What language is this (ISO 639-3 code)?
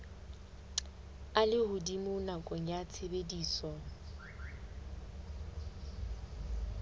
sot